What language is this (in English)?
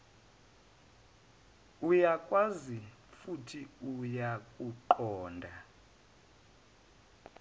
Zulu